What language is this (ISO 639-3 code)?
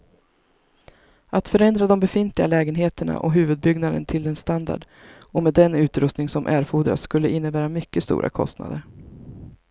swe